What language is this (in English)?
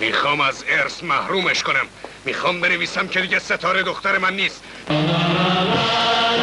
Persian